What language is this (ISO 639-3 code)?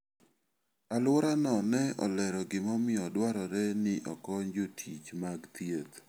luo